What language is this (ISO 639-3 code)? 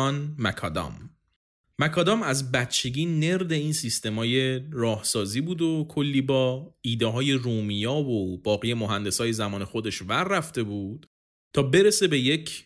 fas